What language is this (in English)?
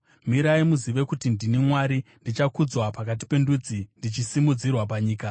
Shona